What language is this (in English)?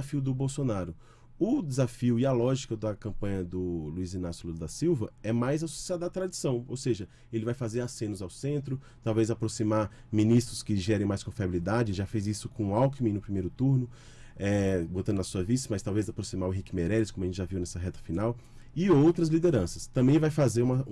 Portuguese